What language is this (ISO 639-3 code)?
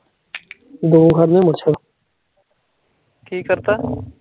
pan